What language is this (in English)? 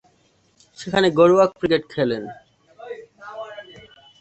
Bangla